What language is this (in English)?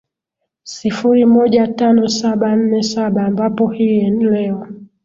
Swahili